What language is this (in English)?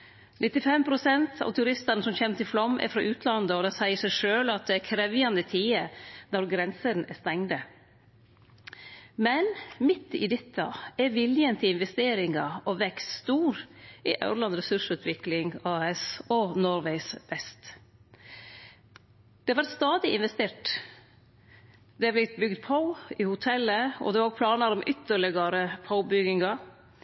Norwegian Nynorsk